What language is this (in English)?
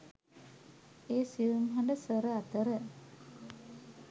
Sinhala